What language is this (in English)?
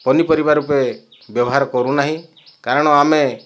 Odia